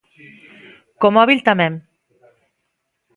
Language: Galician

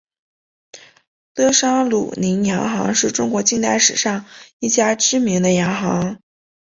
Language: Chinese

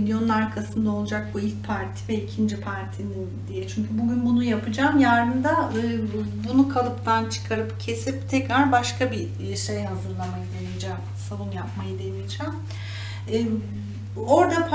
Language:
Turkish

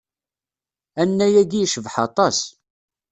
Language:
Kabyle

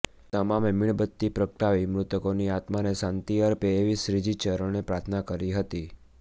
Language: Gujarati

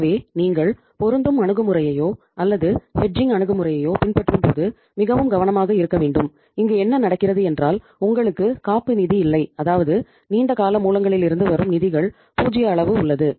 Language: Tamil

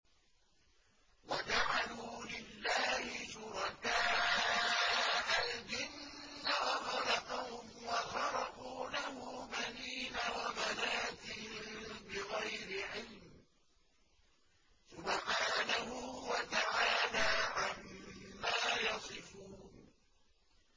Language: Arabic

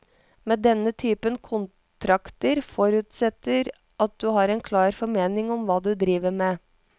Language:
Norwegian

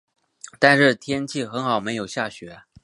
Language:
Chinese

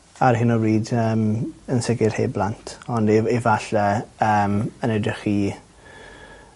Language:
Welsh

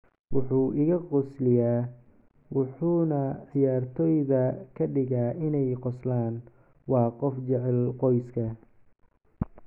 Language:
Somali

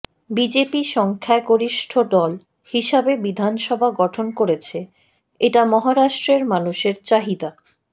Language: Bangla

